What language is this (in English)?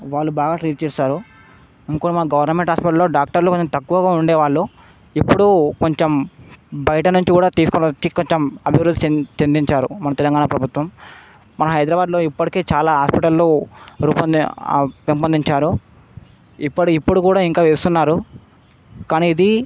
Telugu